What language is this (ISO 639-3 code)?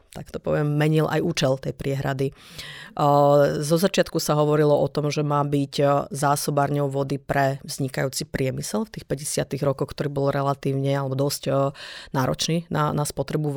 slk